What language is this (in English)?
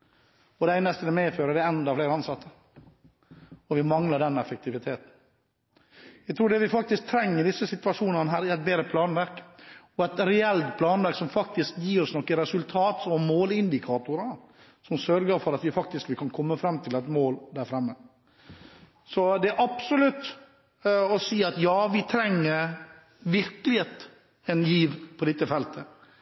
Norwegian Bokmål